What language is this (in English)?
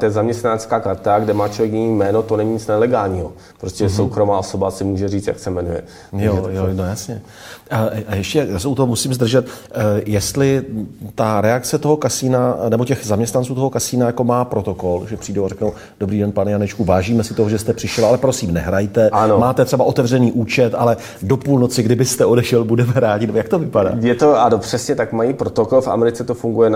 Czech